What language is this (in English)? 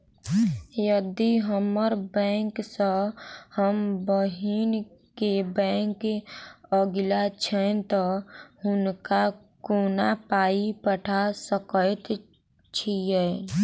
Maithili